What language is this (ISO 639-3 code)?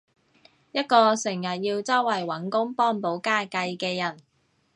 yue